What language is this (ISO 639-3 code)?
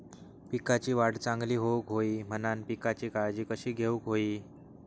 mar